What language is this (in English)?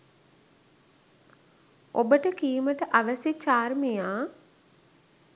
Sinhala